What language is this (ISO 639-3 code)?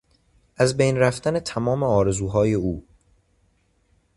fas